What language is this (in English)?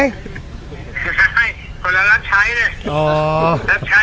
Thai